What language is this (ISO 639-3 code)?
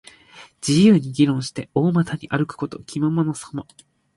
jpn